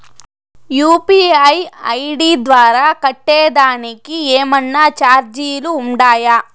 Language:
Telugu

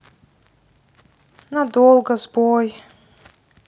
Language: Russian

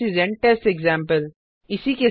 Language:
Hindi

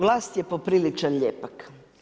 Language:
Croatian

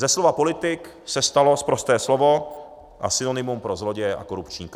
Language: Czech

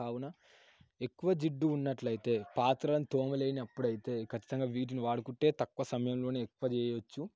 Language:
Telugu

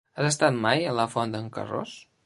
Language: Catalan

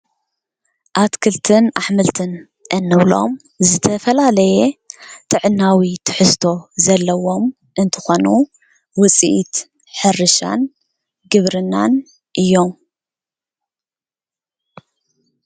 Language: Tigrinya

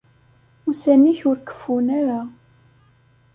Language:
Kabyle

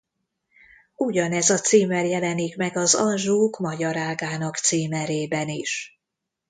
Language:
Hungarian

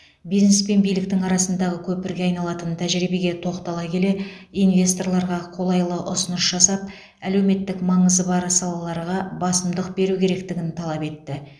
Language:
Kazakh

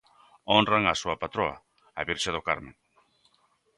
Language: Galician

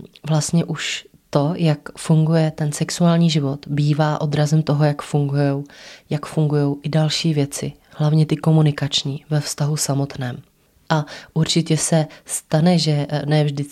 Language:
Czech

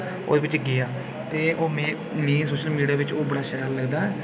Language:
Dogri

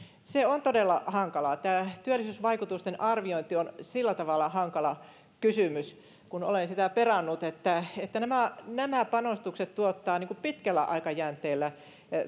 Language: Finnish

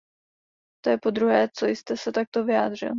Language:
Czech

